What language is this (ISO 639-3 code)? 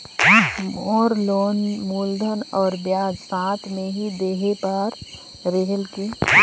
hne